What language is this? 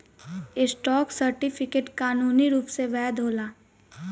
Bhojpuri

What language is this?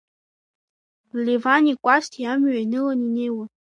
Abkhazian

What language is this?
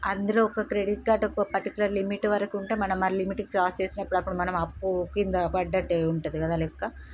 Telugu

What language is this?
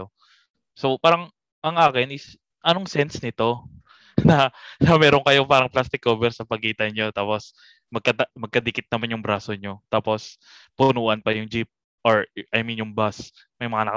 Filipino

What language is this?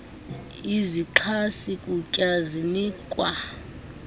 Xhosa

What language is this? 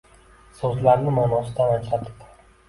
Uzbek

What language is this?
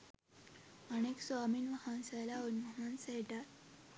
Sinhala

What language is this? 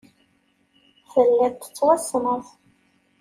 Kabyle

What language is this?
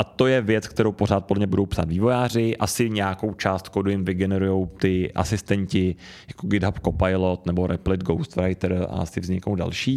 Czech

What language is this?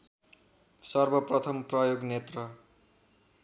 Nepali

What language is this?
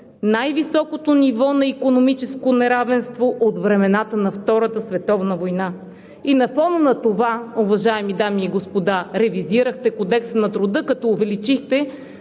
Bulgarian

